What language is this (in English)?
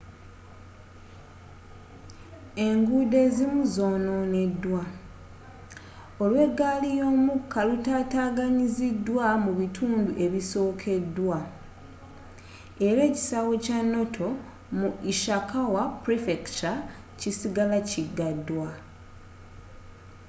Ganda